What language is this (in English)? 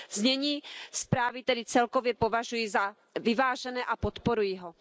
Czech